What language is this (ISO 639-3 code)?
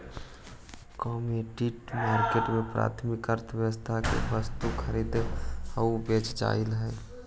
mag